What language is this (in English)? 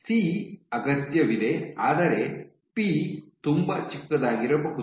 Kannada